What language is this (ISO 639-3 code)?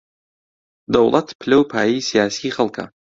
ckb